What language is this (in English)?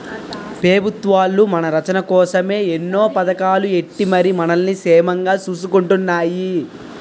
Telugu